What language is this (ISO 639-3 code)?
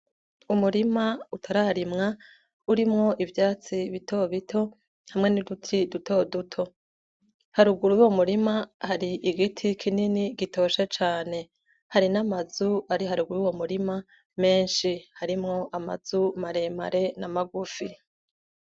run